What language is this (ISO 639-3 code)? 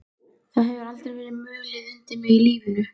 isl